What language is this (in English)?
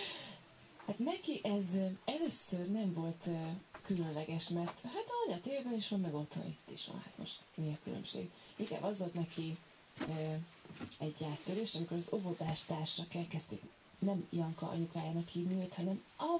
Hungarian